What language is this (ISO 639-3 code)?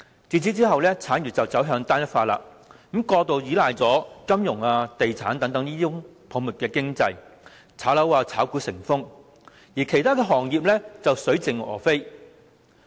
yue